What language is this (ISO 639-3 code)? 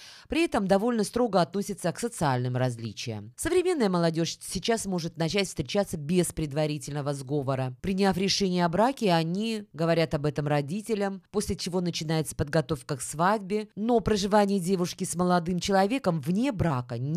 rus